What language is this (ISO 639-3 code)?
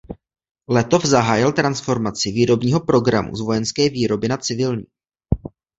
ces